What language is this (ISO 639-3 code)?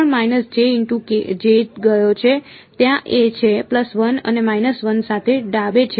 guj